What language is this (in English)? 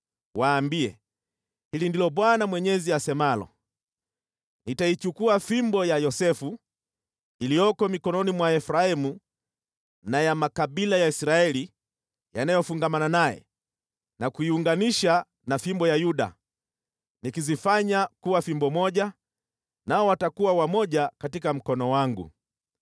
Swahili